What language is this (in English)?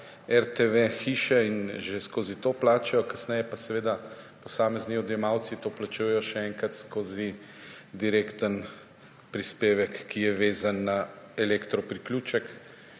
Slovenian